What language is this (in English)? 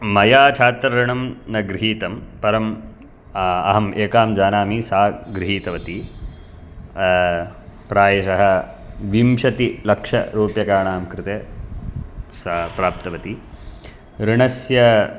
Sanskrit